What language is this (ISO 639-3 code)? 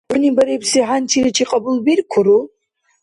dar